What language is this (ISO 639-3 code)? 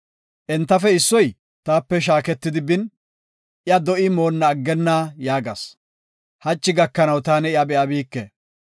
gof